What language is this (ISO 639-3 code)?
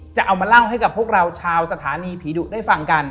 tha